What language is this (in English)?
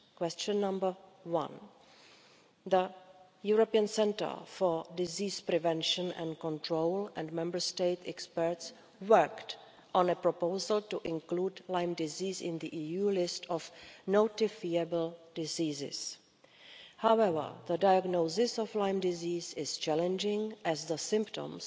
English